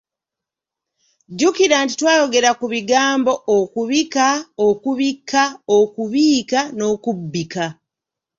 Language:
Ganda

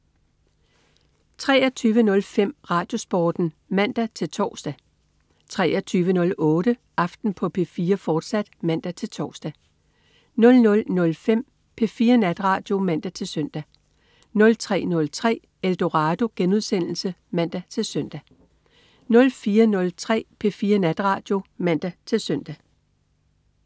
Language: Danish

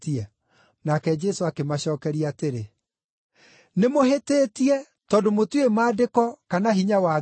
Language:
Kikuyu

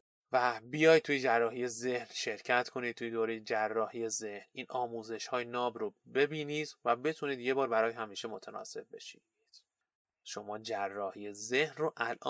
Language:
Persian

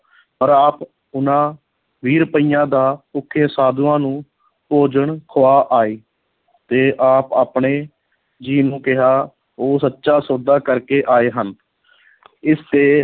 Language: Punjabi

